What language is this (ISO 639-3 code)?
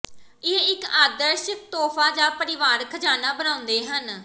pan